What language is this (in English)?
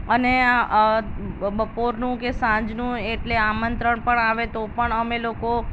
Gujarati